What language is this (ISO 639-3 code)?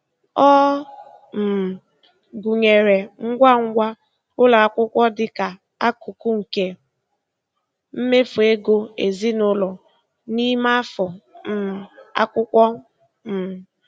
ibo